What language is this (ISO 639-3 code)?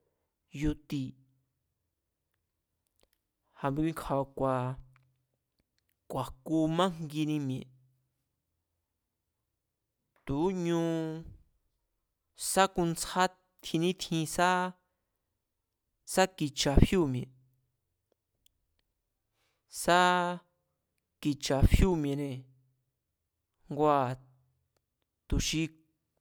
vmz